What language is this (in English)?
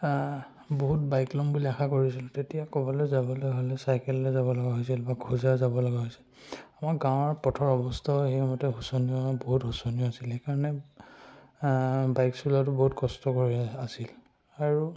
Assamese